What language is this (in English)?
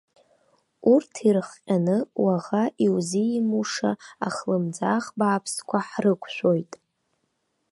Abkhazian